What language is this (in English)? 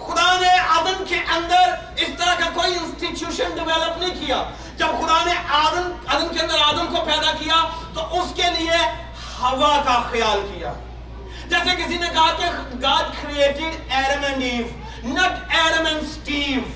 Urdu